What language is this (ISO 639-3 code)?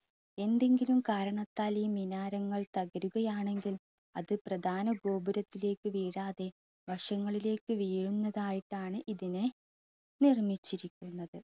mal